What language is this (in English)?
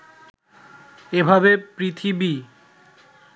Bangla